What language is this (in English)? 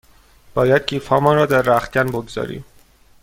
Persian